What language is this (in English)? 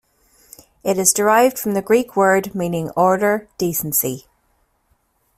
English